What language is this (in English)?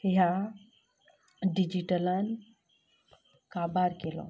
Konkani